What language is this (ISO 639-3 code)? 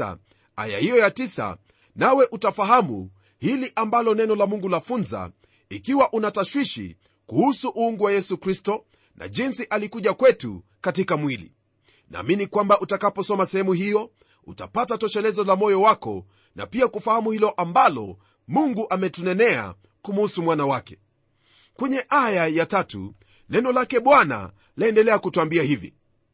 swa